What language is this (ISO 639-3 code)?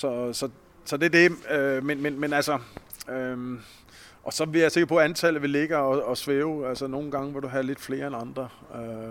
dan